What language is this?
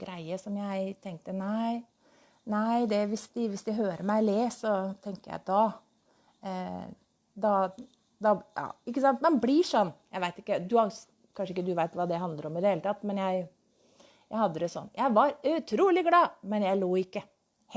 Norwegian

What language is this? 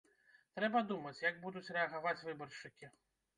Belarusian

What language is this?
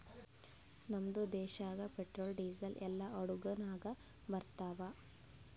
Kannada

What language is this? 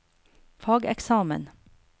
Norwegian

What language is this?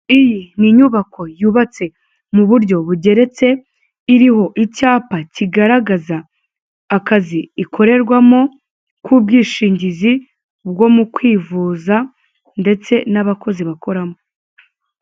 Kinyarwanda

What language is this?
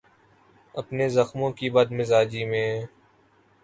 Urdu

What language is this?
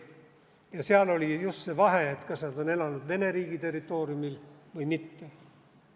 Estonian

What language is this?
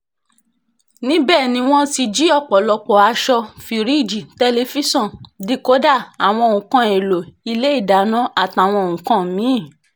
Yoruba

